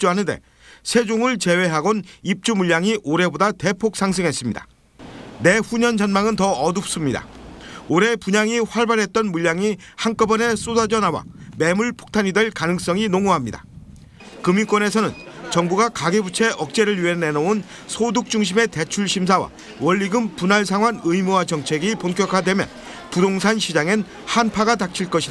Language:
Korean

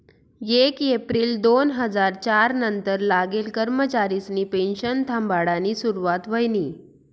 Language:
Marathi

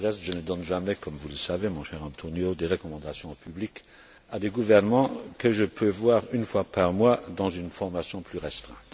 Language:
French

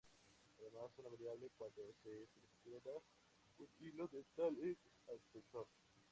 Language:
Spanish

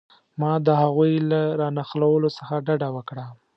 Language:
Pashto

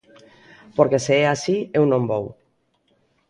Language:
Galician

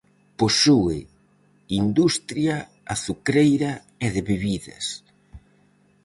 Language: Galician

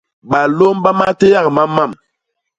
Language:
Basaa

